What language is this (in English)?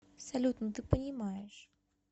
Russian